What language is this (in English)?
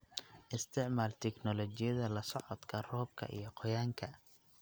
Somali